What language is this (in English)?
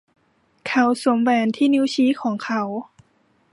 Thai